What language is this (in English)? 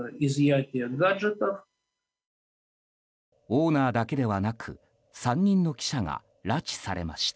Japanese